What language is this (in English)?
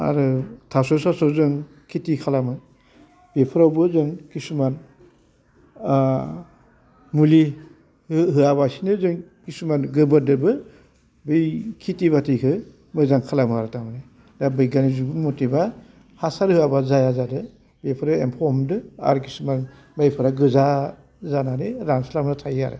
Bodo